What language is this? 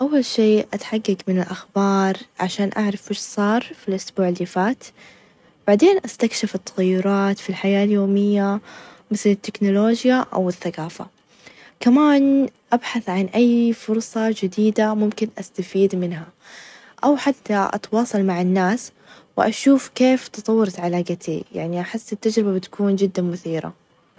Najdi Arabic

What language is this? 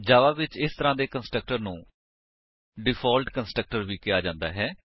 Punjabi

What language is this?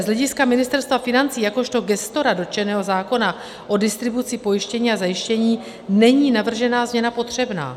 Czech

